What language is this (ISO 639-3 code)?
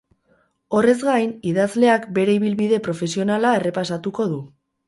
eus